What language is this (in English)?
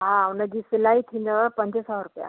Sindhi